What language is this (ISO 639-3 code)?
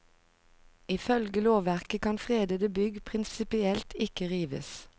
nor